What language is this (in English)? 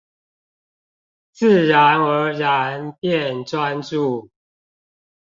Chinese